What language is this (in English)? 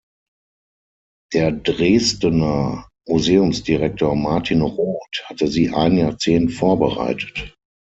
German